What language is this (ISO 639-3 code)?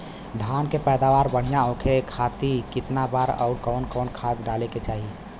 bho